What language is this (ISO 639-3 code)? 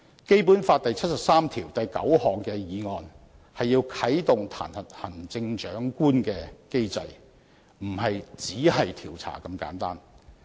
yue